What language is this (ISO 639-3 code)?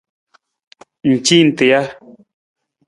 nmz